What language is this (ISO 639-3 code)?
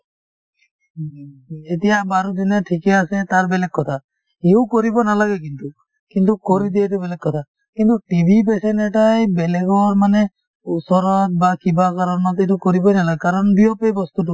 asm